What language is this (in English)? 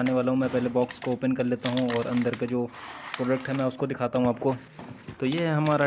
Hindi